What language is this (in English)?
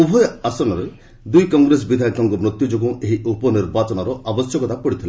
Odia